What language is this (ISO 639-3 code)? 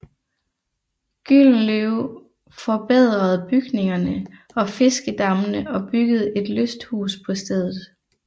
dan